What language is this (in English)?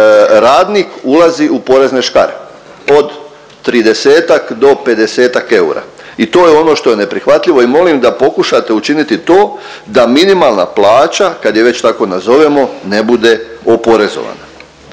Croatian